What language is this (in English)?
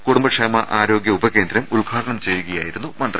Malayalam